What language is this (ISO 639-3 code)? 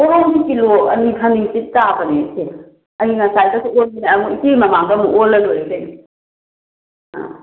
mni